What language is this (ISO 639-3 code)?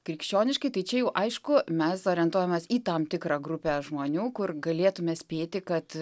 lit